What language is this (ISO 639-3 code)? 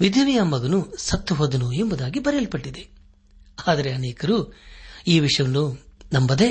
kan